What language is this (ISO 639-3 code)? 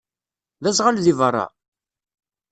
kab